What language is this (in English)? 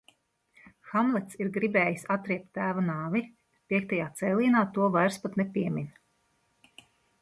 Latvian